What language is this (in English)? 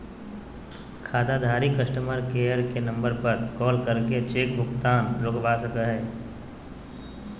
Magahi